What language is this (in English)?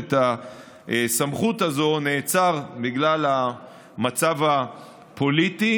Hebrew